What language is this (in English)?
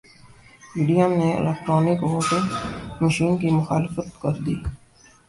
Urdu